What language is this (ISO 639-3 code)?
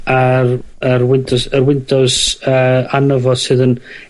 cym